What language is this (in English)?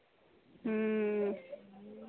Maithili